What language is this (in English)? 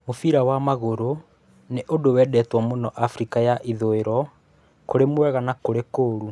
Kikuyu